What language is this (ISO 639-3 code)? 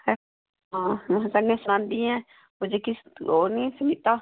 doi